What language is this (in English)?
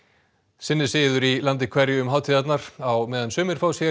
Icelandic